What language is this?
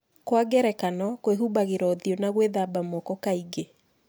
Kikuyu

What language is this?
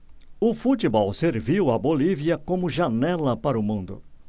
Portuguese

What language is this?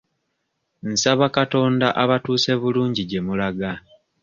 Ganda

